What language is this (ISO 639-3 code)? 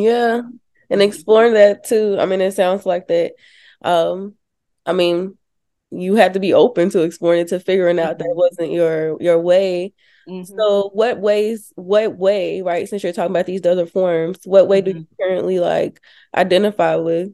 eng